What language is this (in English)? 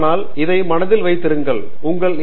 Tamil